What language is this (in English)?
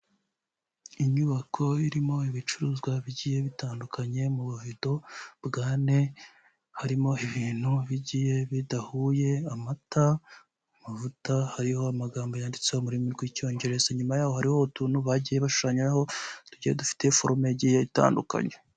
Kinyarwanda